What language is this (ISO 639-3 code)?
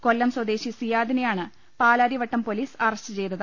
mal